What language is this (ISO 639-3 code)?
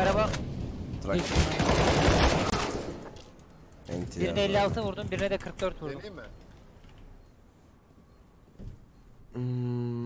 tur